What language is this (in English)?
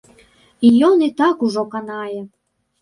Belarusian